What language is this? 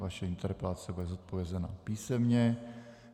Czech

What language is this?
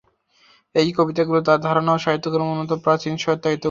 Bangla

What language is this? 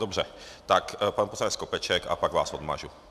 Czech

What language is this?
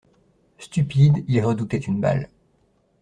French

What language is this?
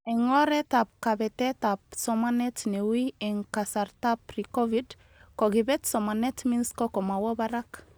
Kalenjin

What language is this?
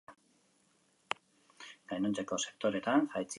Basque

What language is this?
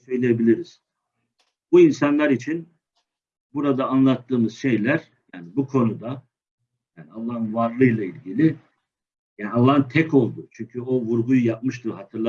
Turkish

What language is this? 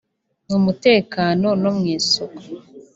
Kinyarwanda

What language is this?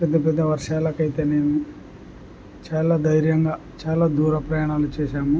Telugu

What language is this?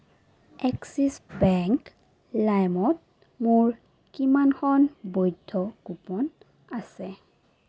Assamese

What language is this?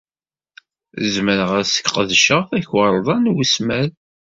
Kabyle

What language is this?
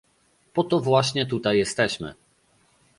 Polish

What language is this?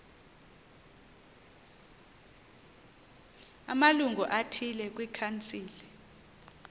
Xhosa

